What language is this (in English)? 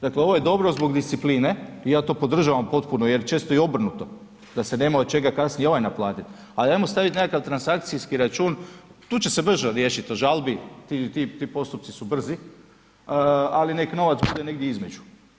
Croatian